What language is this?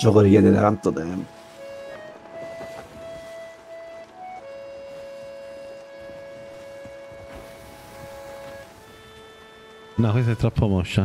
Italian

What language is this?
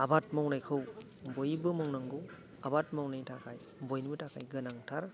Bodo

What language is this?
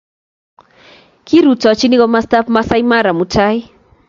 Kalenjin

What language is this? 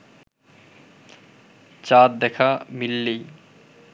Bangla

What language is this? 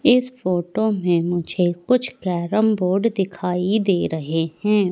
Hindi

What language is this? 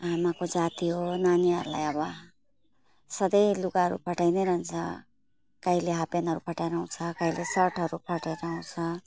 Nepali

